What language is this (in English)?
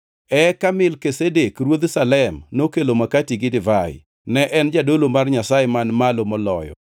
Luo (Kenya and Tanzania)